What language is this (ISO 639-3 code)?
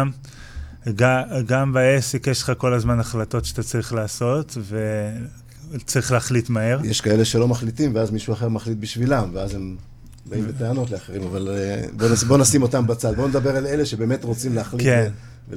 heb